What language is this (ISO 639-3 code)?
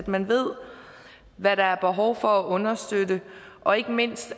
dan